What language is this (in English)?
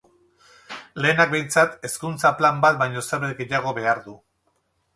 Basque